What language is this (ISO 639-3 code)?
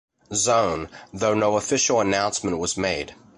eng